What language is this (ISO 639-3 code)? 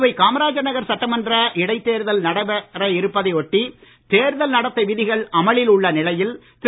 tam